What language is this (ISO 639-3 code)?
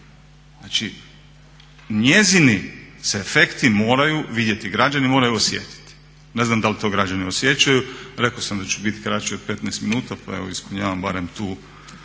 hrv